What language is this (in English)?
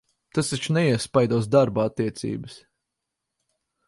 Latvian